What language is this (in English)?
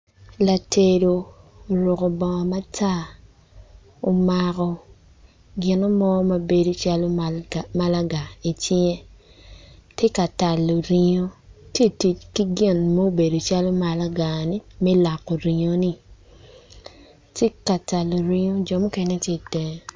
Acoli